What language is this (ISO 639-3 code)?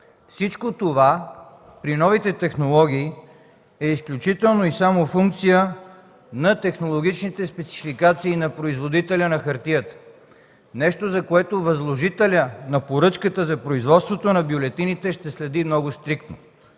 bul